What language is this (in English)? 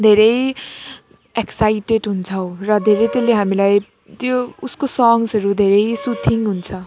Nepali